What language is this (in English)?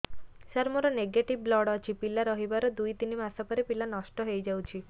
Odia